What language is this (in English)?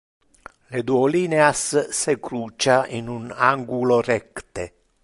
Interlingua